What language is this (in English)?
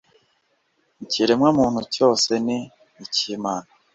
Kinyarwanda